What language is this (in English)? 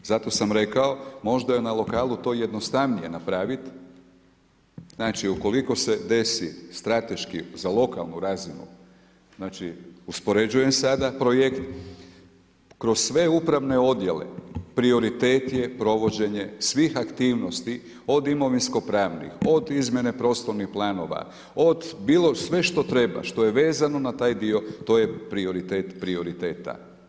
Croatian